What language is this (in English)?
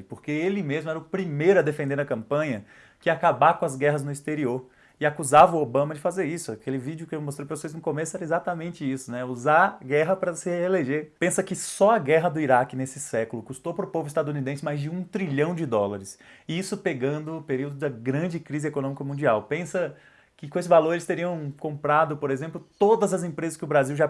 Portuguese